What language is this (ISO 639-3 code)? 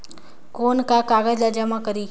hne